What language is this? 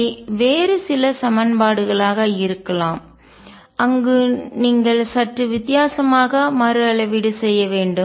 Tamil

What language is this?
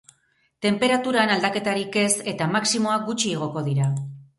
Basque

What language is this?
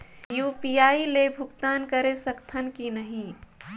Chhattisgarhi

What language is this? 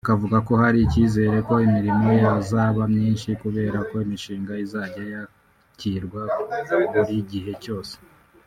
Kinyarwanda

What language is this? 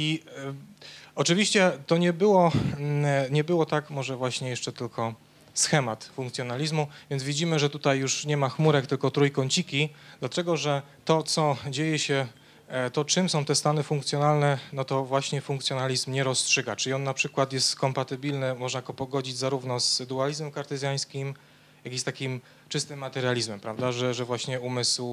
Polish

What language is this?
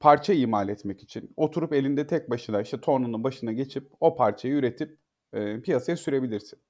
Turkish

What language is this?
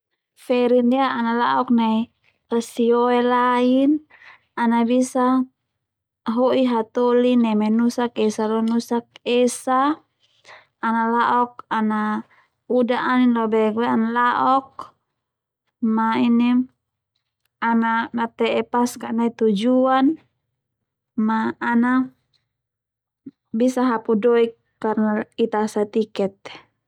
Termanu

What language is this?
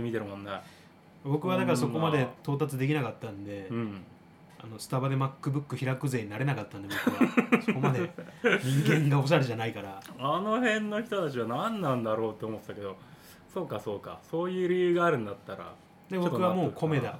Japanese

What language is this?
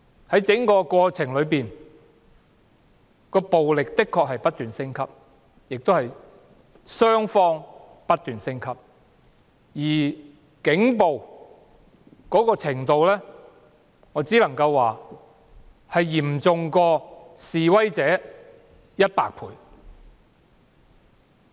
Cantonese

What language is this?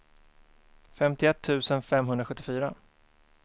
Swedish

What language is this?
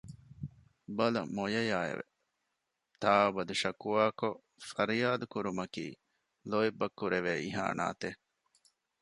Divehi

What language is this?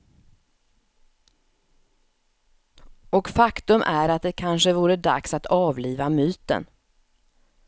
Swedish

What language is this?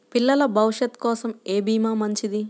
Telugu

